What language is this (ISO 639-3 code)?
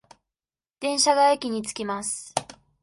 jpn